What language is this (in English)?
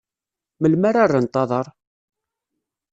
Kabyle